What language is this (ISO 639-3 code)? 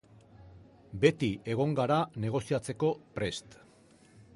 eus